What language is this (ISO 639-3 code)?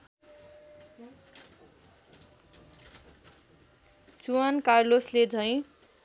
nep